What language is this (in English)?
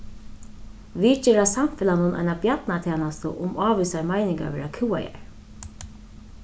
Faroese